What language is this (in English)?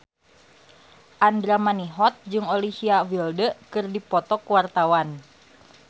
Sundanese